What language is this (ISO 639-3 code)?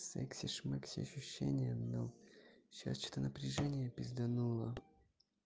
rus